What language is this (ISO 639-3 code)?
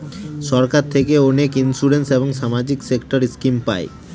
ben